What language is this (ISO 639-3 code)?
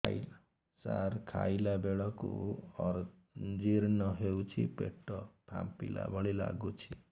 ori